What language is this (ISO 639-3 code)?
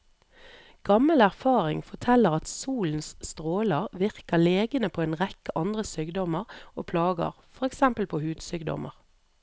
nor